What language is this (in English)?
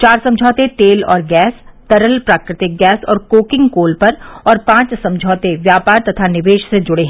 Hindi